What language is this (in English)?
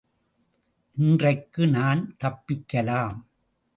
Tamil